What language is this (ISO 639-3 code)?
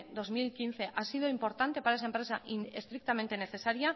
spa